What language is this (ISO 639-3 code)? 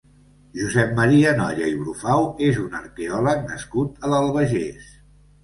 cat